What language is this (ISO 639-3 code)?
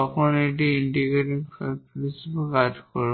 ben